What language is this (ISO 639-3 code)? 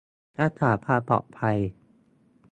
tha